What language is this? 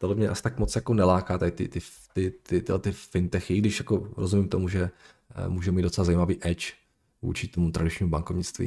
Czech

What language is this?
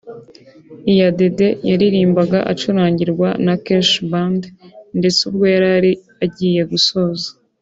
Kinyarwanda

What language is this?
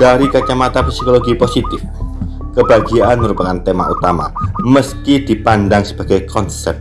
Indonesian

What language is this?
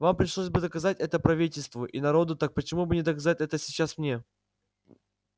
Russian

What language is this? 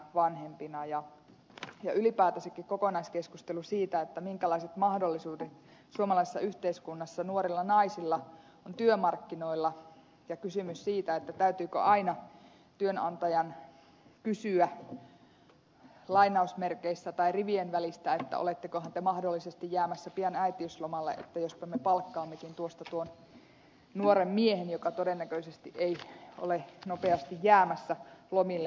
Finnish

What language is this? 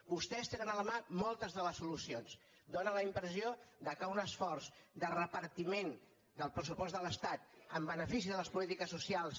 Catalan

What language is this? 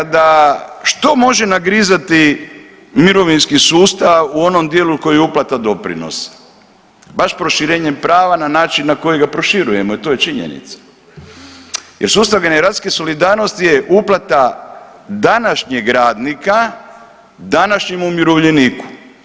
Croatian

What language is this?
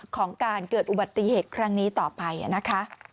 Thai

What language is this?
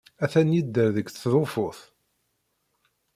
Kabyle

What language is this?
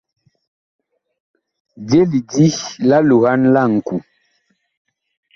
Bakoko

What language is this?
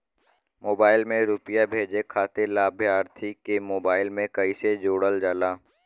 Bhojpuri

